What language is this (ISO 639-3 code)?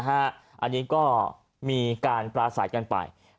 tha